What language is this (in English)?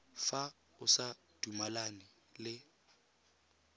Tswana